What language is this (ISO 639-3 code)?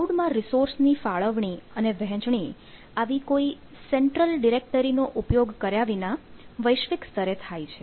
guj